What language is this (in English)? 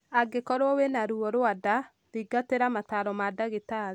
Kikuyu